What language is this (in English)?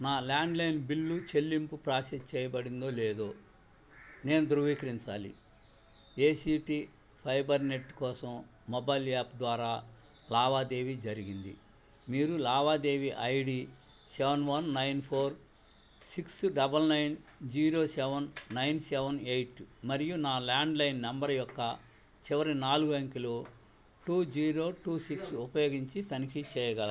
Telugu